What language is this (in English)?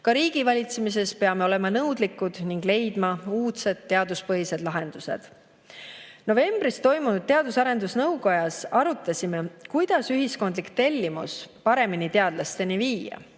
Estonian